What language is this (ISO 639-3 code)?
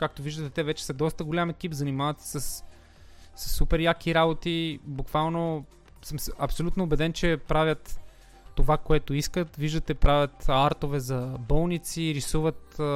bul